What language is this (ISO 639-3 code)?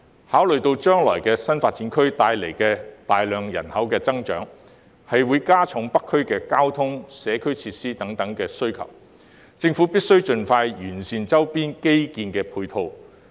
yue